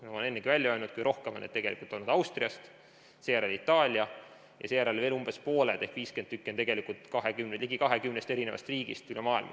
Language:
Estonian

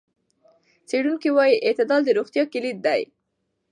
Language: Pashto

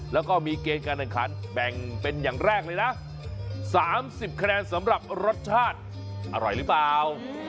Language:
Thai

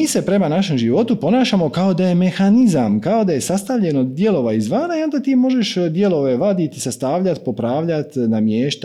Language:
Croatian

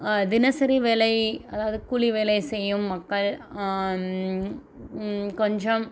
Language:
Tamil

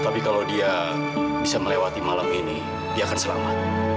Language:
Indonesian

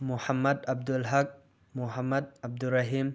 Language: Manipuri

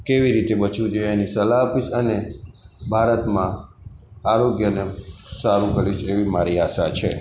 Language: Gujarati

